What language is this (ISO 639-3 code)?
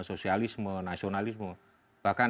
ind